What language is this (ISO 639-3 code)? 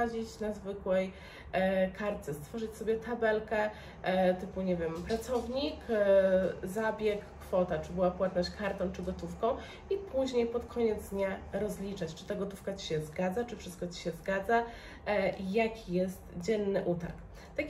pol